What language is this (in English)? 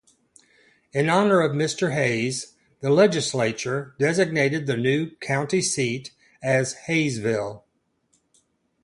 English